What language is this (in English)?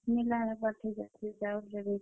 Odia